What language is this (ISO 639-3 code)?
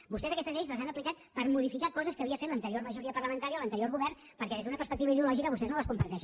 cat